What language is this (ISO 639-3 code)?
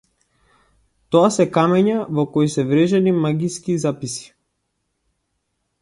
mkd